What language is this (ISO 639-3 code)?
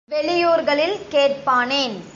tam